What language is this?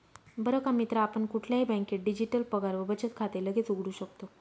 Marathi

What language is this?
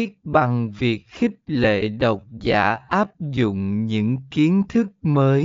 Vietnamese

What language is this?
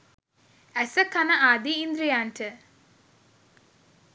Sinhala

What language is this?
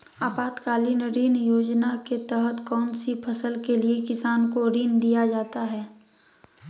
Magahi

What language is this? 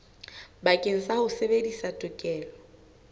Southern Sotho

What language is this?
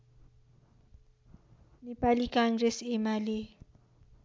Nepali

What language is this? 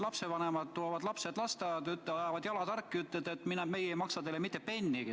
Estonian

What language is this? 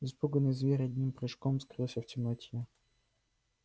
Russian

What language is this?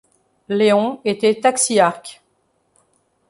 French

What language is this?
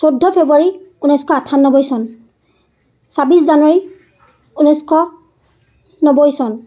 Assamese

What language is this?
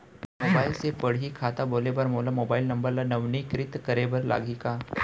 Chhattisgarhi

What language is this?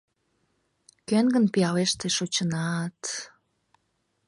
Mari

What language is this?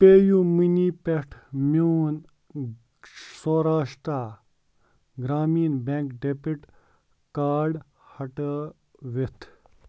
Kashmiri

